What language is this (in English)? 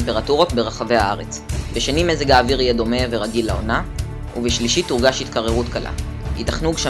Hebrew